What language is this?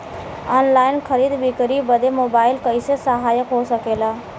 Bhojpuri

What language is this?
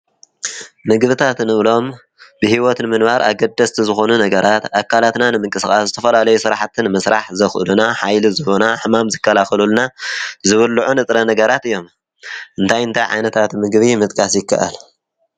Tigrinya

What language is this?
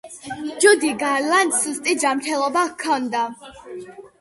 Georgian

